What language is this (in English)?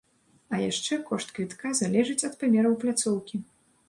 Belarusian